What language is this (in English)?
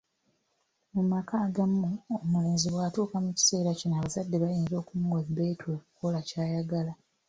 Ganda